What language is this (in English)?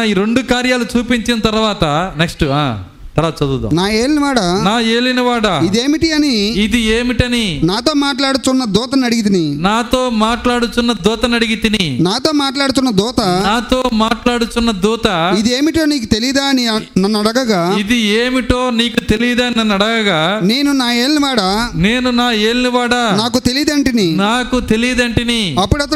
Telugu